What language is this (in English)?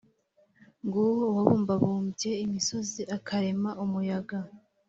Kinyarwanda